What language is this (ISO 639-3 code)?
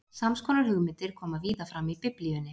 isl